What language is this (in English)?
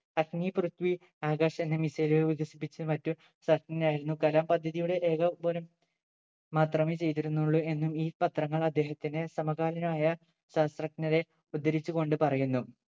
Malayalam